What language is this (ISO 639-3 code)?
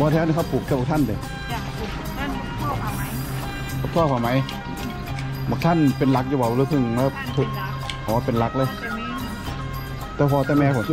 tha